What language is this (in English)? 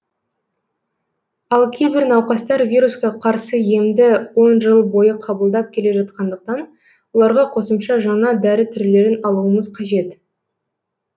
Kazakh